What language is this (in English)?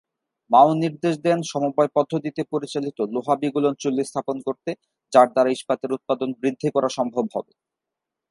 Bangla